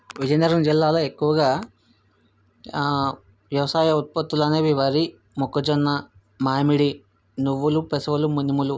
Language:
Telugu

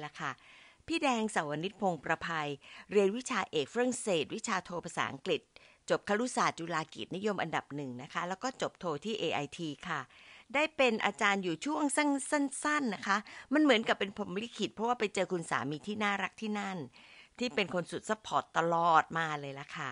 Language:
Thai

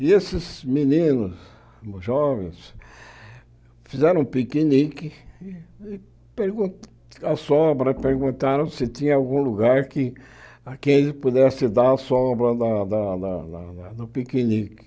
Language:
Portuguese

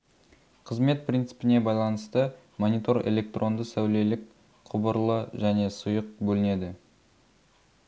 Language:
Kazakh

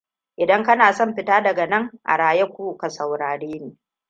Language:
Hausa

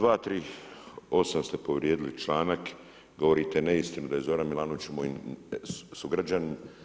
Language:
Croatian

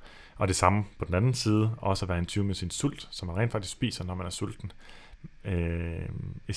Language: Danish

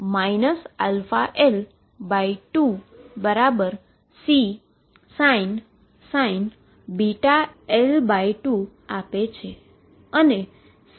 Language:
Gujarati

